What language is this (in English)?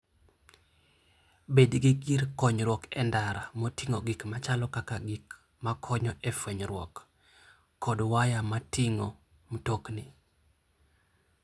Luo (Kenya and Tanzania)